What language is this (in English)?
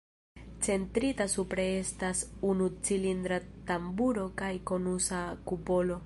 Esperanto